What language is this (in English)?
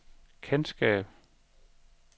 Danish